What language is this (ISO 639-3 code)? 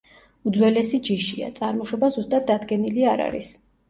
kat